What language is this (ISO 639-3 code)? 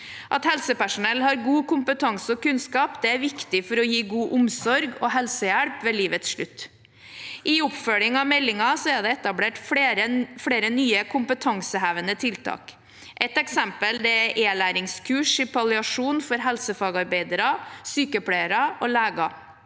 nor